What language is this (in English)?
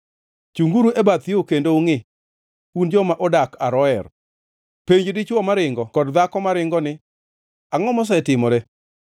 Luo (Kenya and Tanzania)